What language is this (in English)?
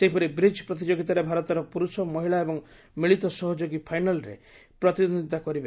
Odia